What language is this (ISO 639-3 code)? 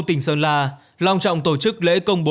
vie